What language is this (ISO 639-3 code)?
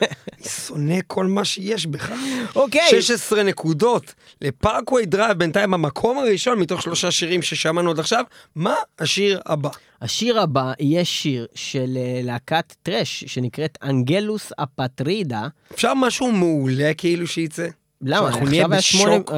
heb